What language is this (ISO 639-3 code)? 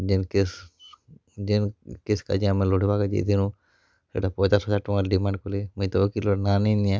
ori